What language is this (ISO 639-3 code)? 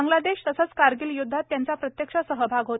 mar